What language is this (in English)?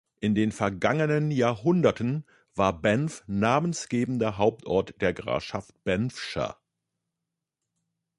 German